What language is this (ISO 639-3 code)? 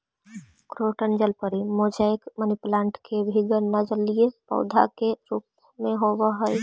mag